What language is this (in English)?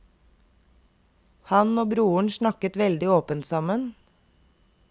Norwegian